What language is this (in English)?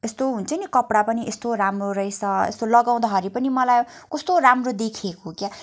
Nepali